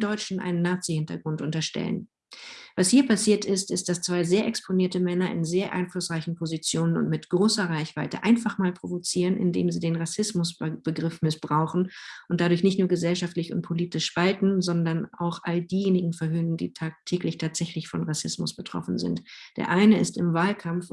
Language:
German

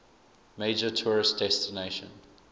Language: English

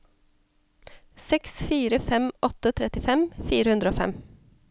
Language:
Norwegian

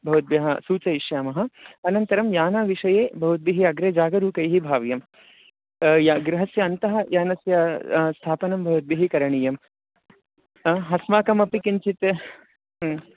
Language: Sanskrit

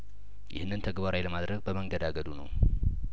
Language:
Amharic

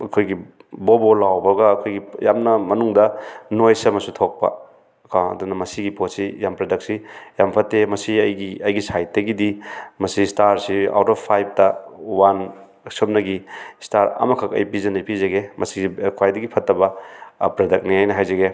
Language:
Manipuri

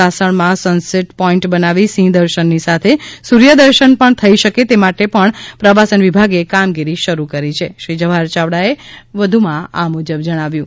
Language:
Gujarati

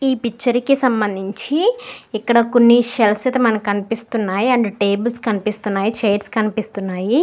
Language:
Telugu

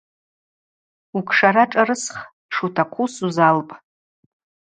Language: Abaza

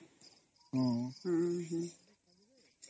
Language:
Odia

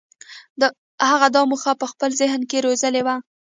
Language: Pashto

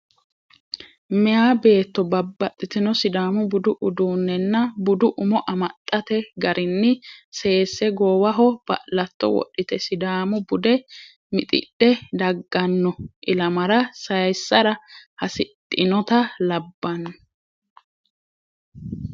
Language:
Sidamo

